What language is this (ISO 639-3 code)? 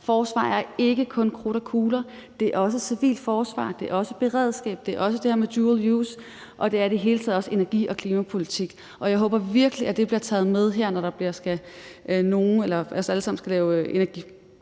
dan